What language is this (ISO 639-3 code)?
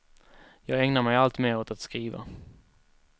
swe